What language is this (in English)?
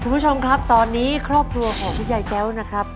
Thai